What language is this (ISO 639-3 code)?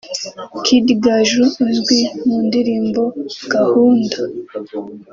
kin